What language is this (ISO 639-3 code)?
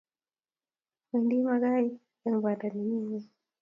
kln